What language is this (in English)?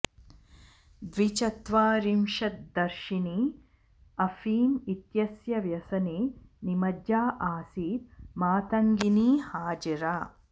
Sanskrit